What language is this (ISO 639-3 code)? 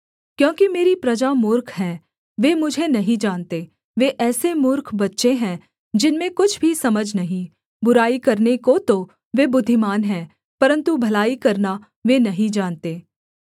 hin